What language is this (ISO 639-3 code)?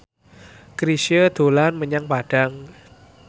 jav